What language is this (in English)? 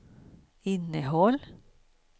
Swedish